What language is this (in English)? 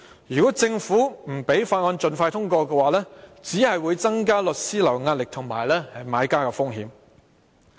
Cantonese